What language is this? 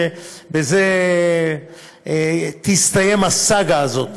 Hebrew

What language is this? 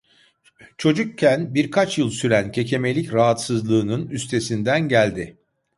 Turkish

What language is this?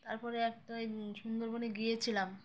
Bangla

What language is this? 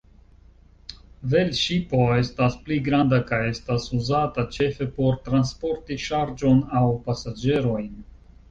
Esperanto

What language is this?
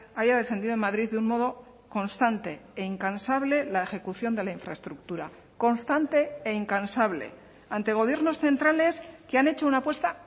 Spanish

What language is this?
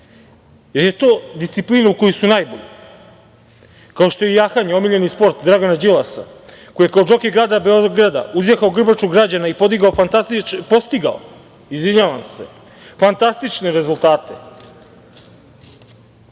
Serbian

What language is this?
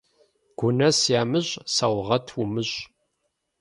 Kabardian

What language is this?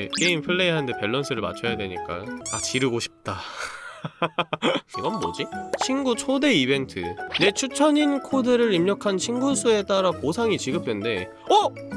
Korean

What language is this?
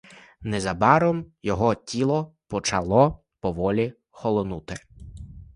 Ukrainian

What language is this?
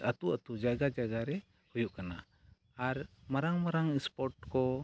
Santali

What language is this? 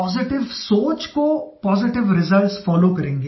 Hindi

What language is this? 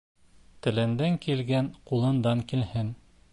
Bashkir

